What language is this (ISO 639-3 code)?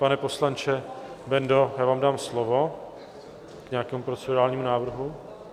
ces